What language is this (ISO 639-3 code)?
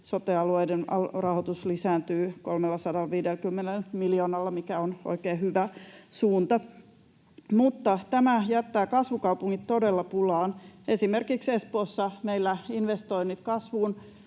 fin